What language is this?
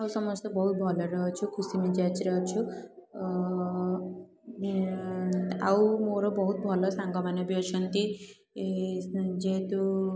Odia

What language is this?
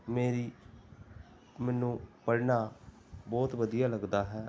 Punjabi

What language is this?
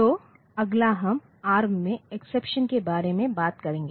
Hindi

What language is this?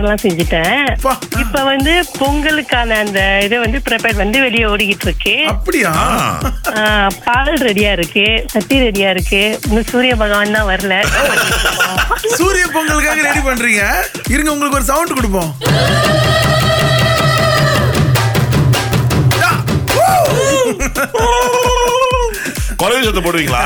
Tamil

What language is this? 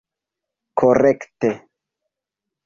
Esperanto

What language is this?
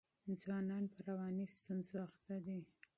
Pashto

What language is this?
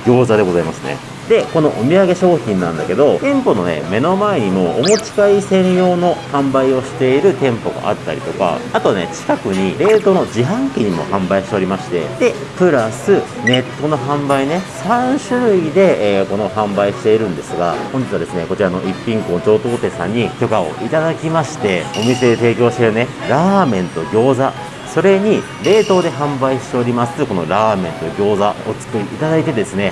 Japanese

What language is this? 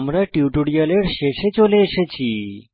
Bangla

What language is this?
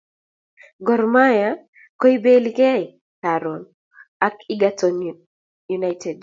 Kalenjin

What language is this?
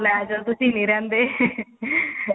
Punjabi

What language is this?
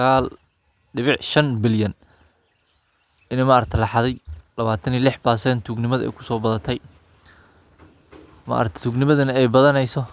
Somali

